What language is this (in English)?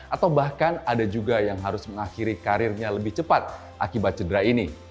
Indonesian